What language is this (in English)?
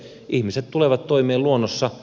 Finnish